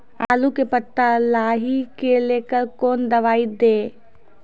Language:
Maithili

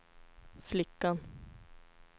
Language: Swedish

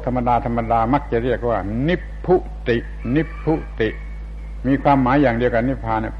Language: Thai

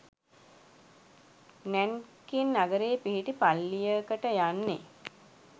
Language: Sinhala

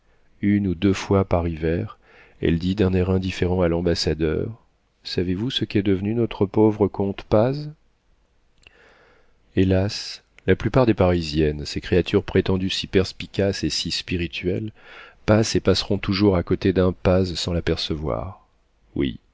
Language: French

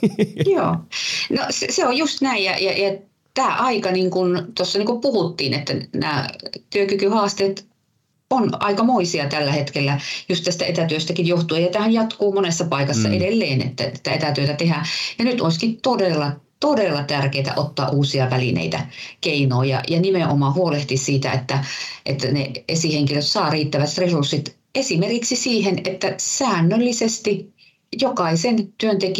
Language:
Finnish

